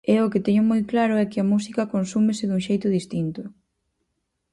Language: Galician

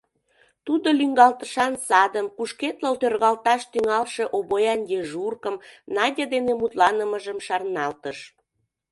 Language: Mari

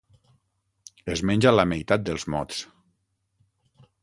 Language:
Catalan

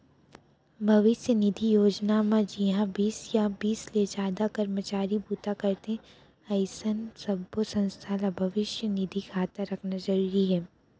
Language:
Chhattisgarhi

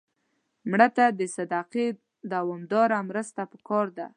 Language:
Pashto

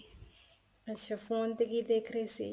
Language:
Punjabi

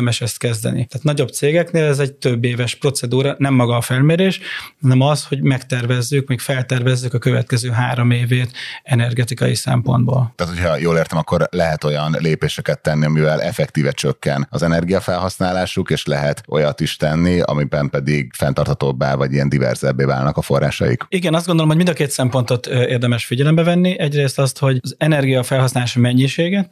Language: Hungarian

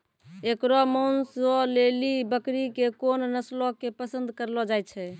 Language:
Maithili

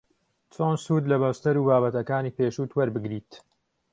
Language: Central Kurdish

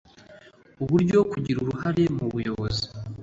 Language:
Kinyarwanda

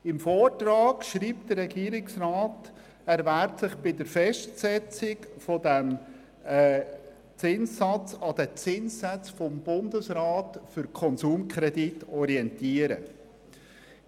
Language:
Swiss German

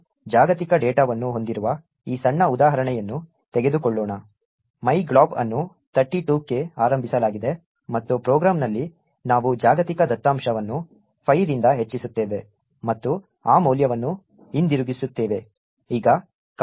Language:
Kannada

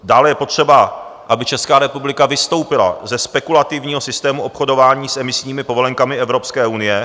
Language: Czech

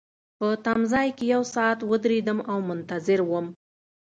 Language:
Pashto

